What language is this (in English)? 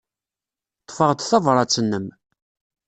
Kabyle